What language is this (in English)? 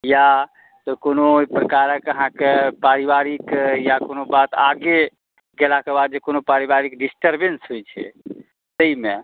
Maithili